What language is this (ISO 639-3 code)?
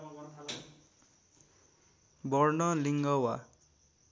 nep